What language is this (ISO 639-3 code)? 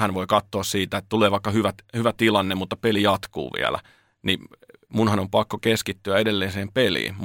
fin